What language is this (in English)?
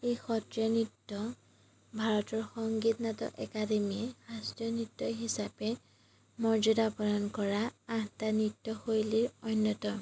Assamese